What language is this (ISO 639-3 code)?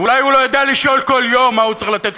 heb